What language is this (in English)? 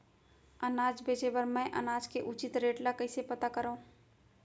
Chhattisgarhi